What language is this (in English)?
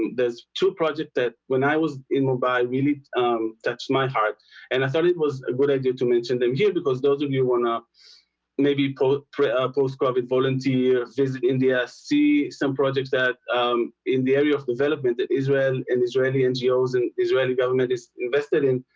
English